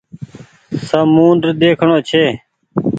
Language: Goaria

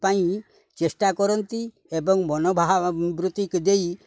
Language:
Odia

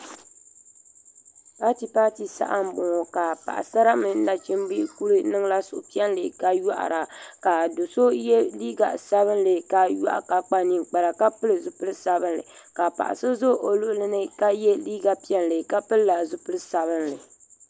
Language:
Dagbani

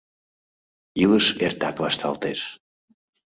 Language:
Mari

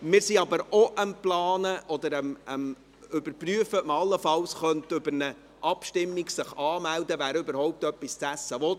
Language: Swiss German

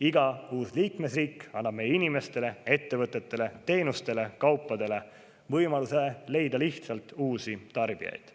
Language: Estonian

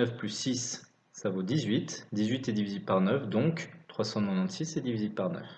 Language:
French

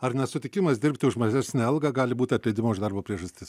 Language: Lithuanian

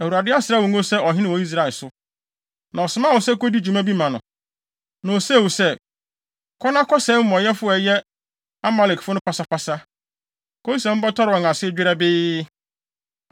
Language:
Akan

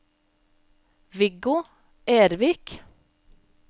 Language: Norwegian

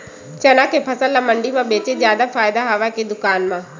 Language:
Chhattisgarhi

